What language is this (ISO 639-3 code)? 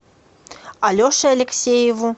rus